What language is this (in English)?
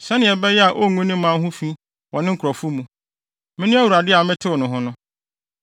Akan